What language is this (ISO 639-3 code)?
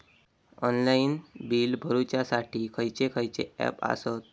mar